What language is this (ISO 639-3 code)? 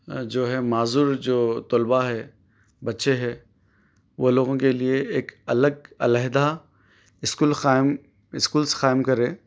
urd